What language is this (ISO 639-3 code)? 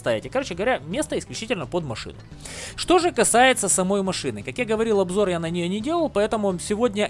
rus